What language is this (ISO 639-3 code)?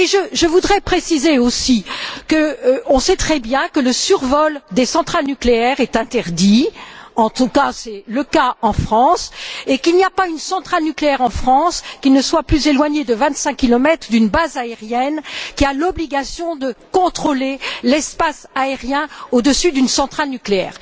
fra